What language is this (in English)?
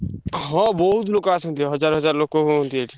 Odia